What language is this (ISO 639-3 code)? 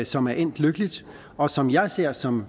dan